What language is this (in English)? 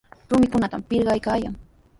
Sihuas Ancash Quechua